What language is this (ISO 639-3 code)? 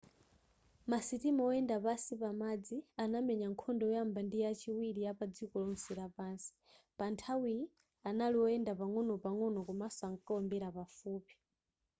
nya